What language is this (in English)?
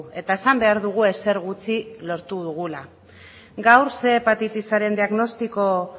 Basque